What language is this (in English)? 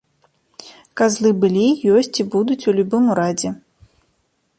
Belarusian